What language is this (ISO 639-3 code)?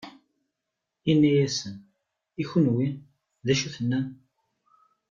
kab